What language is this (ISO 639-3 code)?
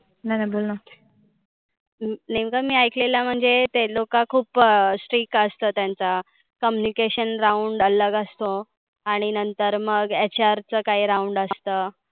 mar